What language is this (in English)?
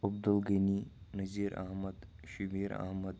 Kashmiri